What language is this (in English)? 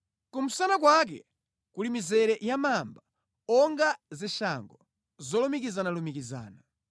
Nyanja